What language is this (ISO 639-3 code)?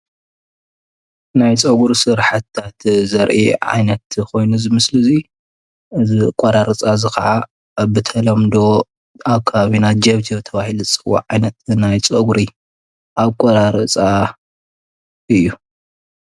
tir